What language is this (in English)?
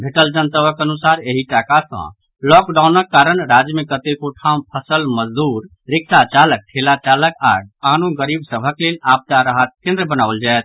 Maithili